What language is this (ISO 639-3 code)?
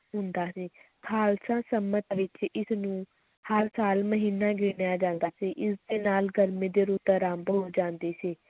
pan